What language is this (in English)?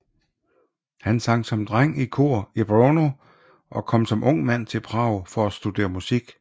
Danish